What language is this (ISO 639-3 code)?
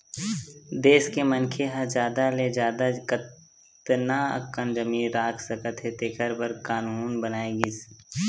hne